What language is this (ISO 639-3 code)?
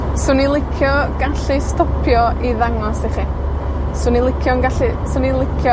cym